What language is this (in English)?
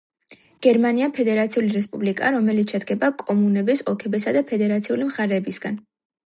Georgian